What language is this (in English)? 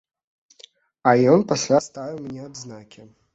Belarusian